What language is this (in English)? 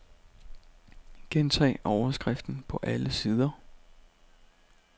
Danish